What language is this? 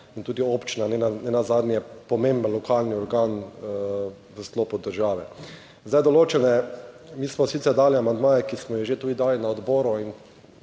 Slovenian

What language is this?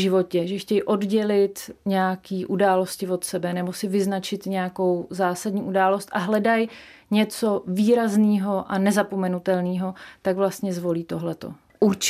Czech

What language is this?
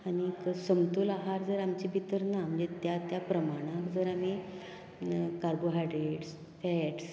Konkani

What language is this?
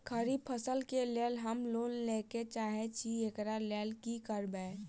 Maithili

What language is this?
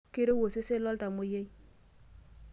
Masai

